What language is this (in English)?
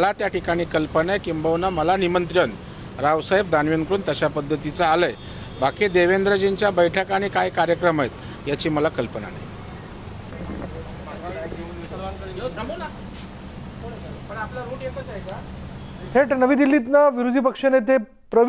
Hindi